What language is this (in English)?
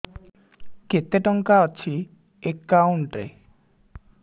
Odia